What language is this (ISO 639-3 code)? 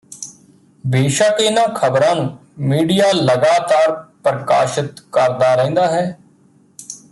pan